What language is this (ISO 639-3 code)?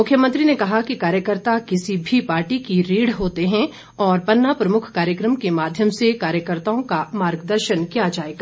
hin